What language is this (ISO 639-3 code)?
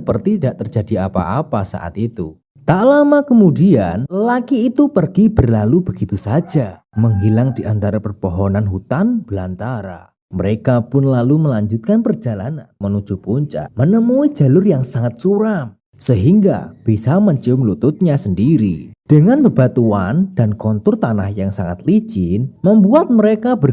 ind